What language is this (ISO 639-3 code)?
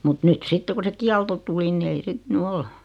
fin